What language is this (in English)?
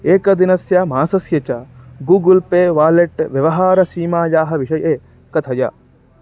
Sanskrit